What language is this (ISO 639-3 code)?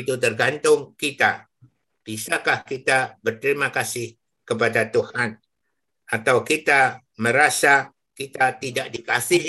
ind